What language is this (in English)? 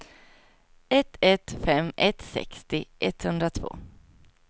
Swedish